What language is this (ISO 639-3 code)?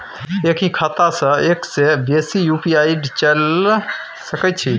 mai